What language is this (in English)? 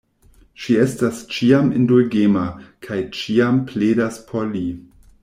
Esperanto